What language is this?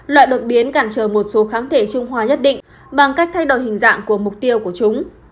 Vietnamese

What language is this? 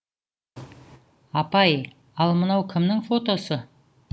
Kazakh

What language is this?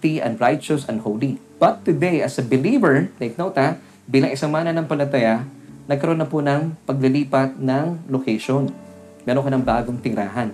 Filipino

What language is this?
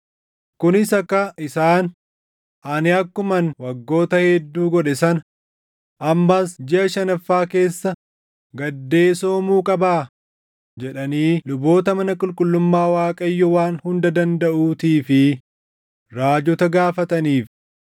Oromo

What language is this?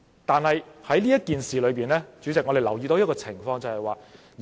Cantonese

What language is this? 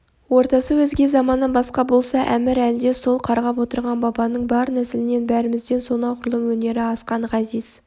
Kazakh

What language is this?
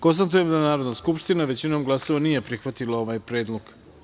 Serbian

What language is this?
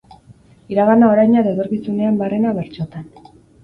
Basque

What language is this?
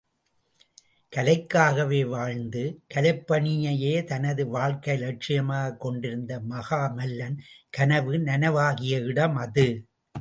Tamil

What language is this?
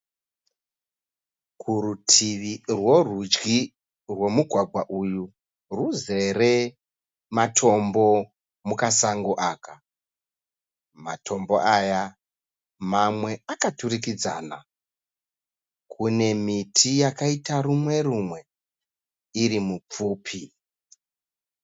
Shona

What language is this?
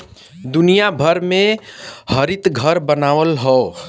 Bhojpuri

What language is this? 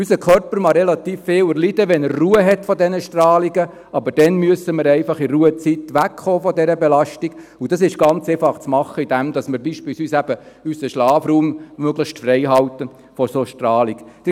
Swiss German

